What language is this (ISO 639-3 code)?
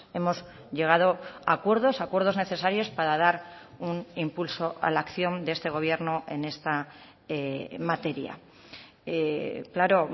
spa